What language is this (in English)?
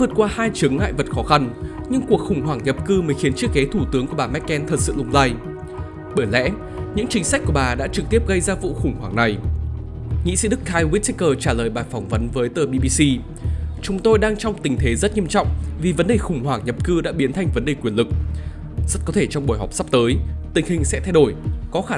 Vietnamese